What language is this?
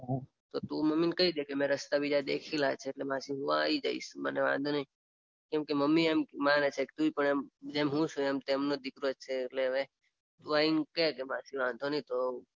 Gujarati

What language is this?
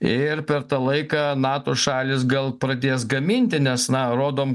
Lithuanian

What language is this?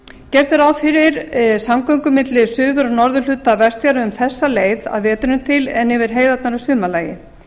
Icelandic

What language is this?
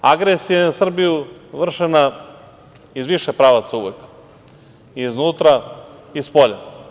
Serbian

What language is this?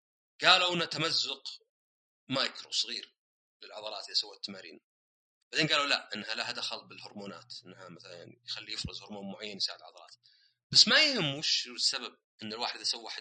Arabic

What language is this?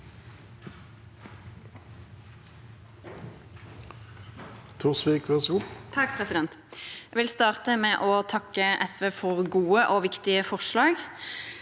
Norwegian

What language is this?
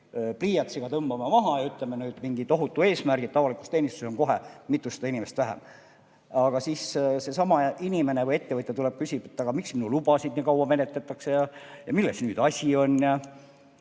Estonian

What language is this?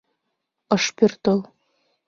Mari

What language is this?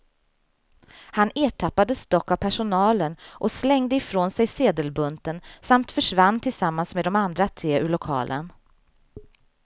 Swedish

